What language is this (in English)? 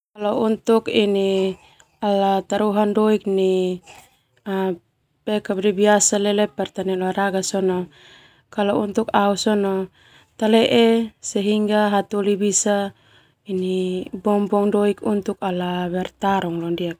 Termanu